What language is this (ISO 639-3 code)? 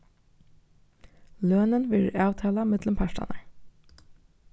fao